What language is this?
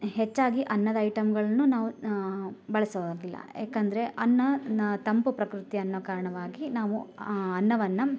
Kannada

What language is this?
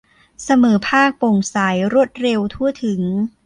Thai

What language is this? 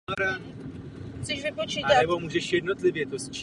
Czech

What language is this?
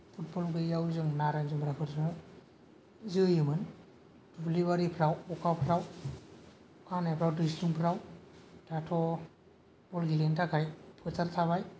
Bodo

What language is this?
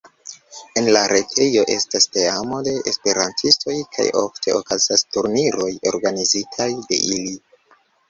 Esperanto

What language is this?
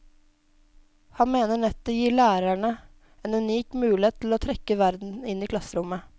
Norwegian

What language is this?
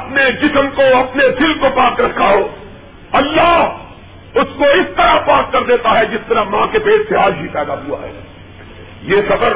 Urdu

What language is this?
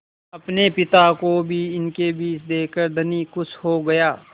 Hindi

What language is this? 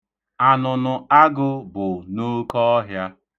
Igbo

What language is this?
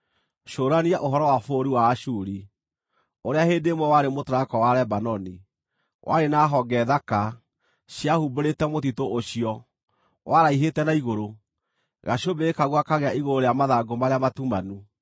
Kikuyu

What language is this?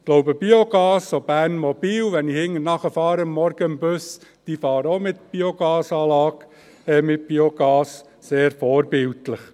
Swiss German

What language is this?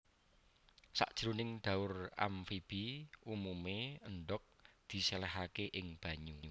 Javanese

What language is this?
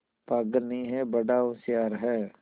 Hindi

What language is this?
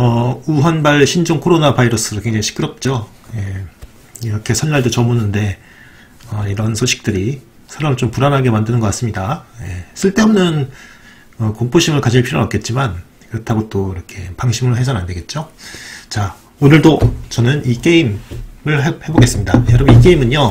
Korean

